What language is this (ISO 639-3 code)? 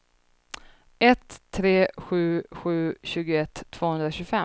swe